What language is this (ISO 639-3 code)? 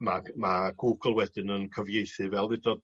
cym